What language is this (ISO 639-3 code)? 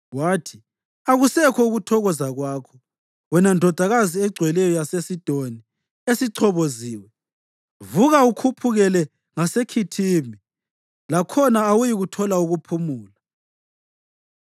nde